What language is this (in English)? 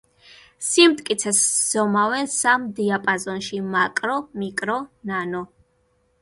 Georgian